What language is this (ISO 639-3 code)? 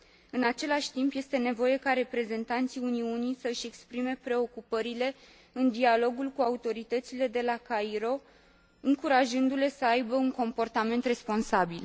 ron